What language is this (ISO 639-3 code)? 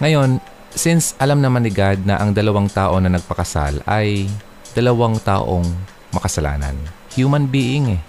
fil